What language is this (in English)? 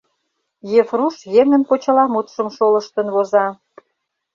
Mari